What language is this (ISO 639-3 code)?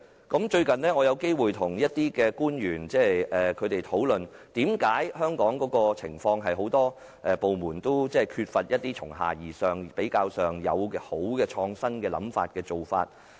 yue